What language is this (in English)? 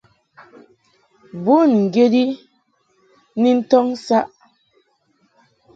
Mungaka